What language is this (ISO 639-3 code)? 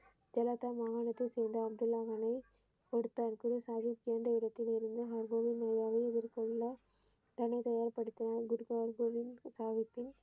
tam